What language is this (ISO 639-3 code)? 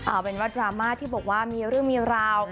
tha